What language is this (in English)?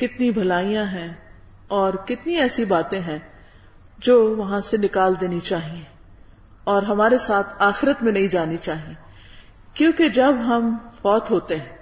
Urdu